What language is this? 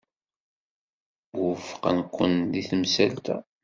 Kabyle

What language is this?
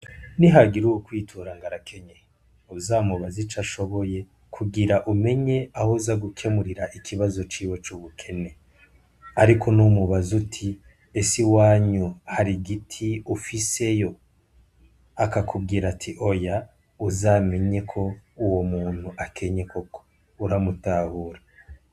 Rundi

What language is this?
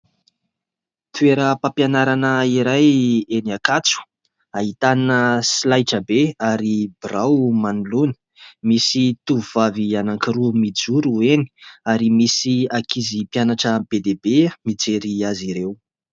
Malagasy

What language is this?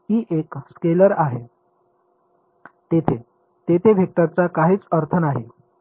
Marathi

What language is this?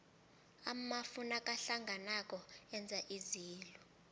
South Ndebele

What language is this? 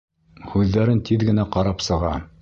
Bashkir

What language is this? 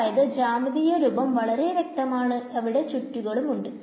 Malayalam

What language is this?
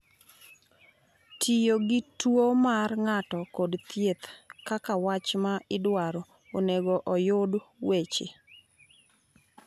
Luo (Kenya and Tanzania)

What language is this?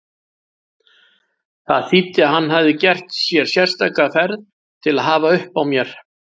Icelandic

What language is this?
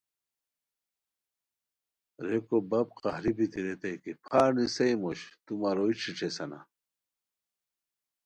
Khowar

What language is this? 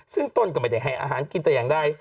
Thai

